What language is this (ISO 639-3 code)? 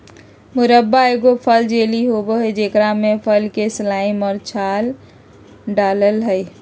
mag